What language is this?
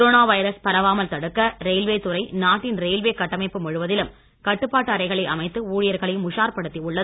Tamil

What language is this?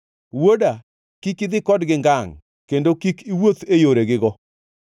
Luo (Kenya and Tanzania)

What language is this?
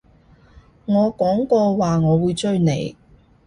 Cantonese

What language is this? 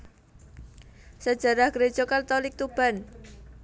Javanese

